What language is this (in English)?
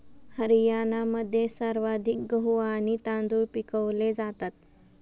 Marathi